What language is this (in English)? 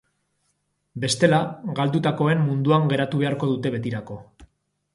Basque